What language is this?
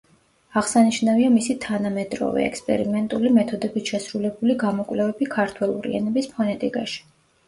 Georgian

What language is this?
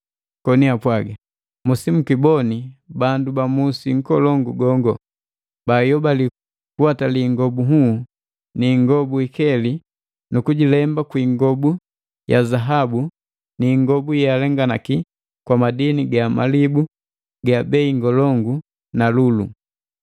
Matengo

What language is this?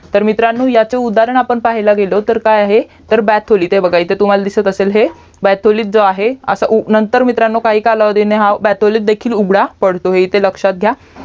Marathi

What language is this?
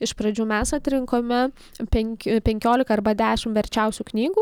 Lithuanian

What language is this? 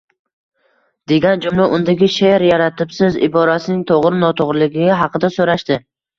Uzbek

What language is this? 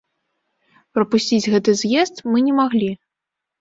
Belarusian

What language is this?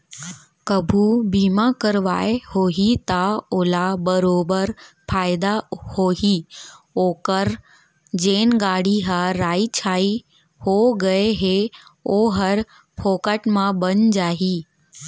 Chhattisgarhi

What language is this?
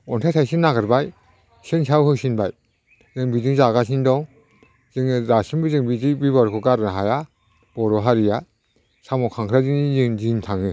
Bodo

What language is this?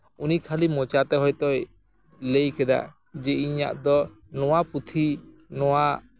Santali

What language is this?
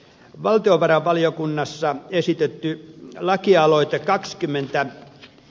Finnish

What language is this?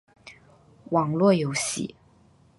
Chinese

